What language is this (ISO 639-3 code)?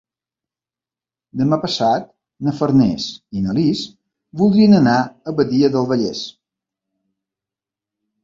cat